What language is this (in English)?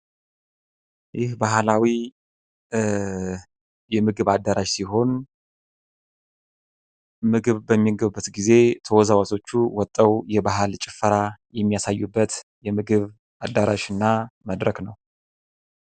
Amharic